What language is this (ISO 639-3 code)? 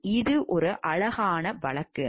tam